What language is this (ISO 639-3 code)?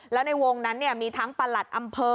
tha